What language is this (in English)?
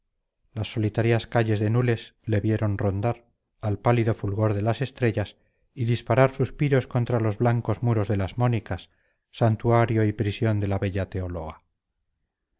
Spanish